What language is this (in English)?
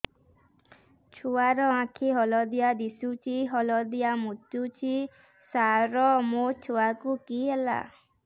Odia